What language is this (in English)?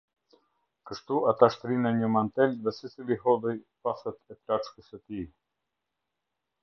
Albanian